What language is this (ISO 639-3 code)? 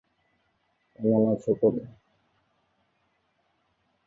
ben